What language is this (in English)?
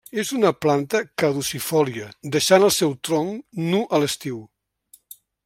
Catalan